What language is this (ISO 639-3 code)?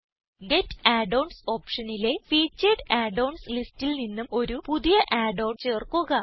mal